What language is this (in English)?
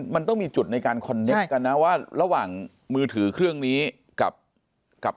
Thai